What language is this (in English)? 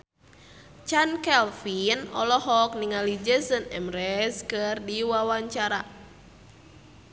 Sundanese